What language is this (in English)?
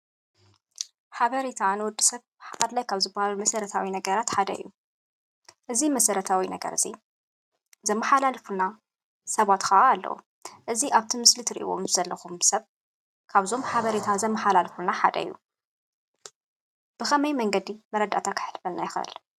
Tigrinya